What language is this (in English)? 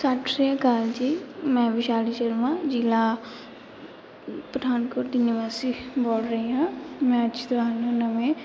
Punjabi